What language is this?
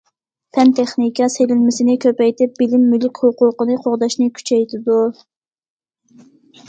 Uyghur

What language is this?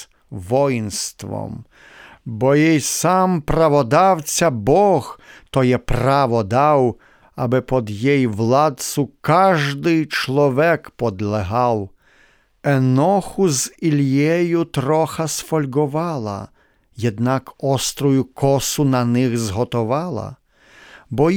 Ukrainian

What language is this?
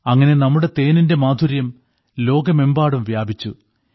Malayalam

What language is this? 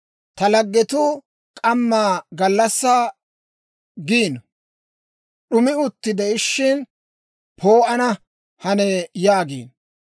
Dawro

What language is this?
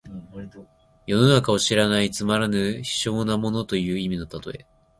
Japanese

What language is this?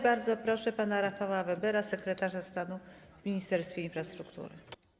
Polish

